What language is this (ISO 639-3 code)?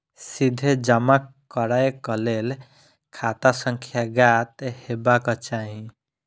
mai